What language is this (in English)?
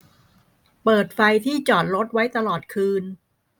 Thai